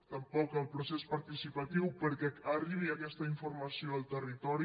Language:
Catalan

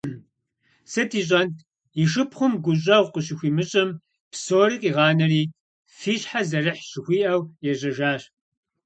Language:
Kabardian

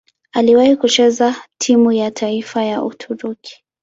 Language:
Swahili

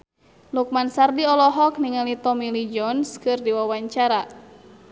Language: Sundanese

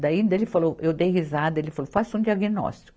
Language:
Portuguese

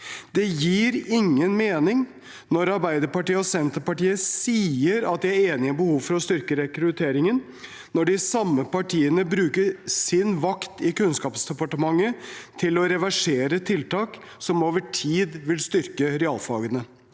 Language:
Norwegian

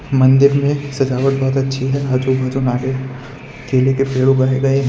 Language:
Hindi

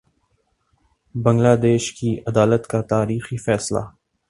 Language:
Urdu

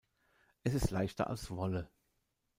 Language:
German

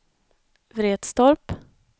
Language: Swedish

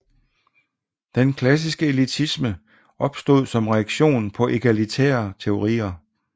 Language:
Danish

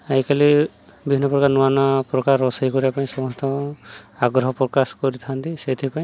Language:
Odia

